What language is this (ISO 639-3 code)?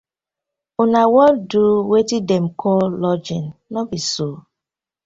pcm